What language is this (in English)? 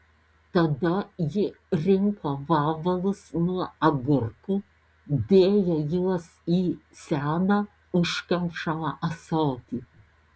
Lithuanian